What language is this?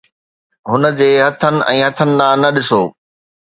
Sindhi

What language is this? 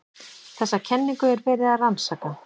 Icelandic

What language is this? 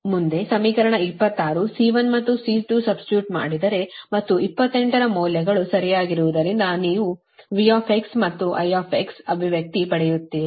Kannada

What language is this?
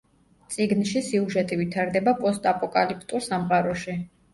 Georgian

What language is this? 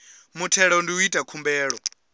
Venda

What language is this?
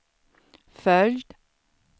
Swedish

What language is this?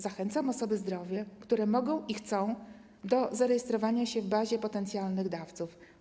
Polish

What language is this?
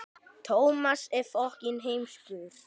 Icelandic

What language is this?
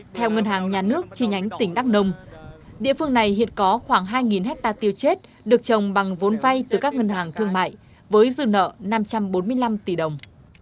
Vietnamese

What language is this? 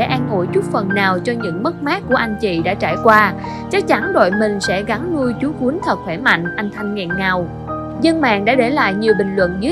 Vietnamese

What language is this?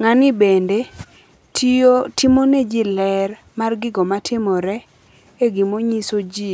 Luo (Kenya and Tanzania)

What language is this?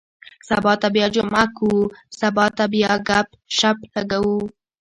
Pashto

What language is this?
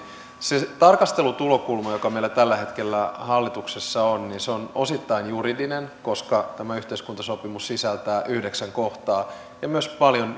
Finnish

